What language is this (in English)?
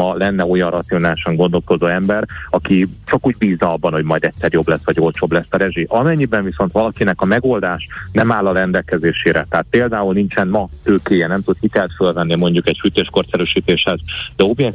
Hungarian